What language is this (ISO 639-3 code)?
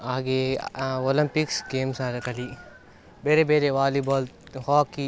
kan